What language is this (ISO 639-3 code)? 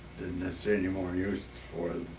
eng